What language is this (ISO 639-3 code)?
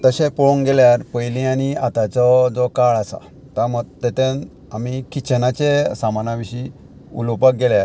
kok